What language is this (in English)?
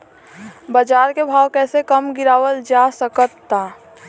Bhojpuri